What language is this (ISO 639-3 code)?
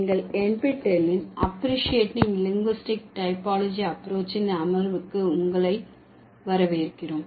tam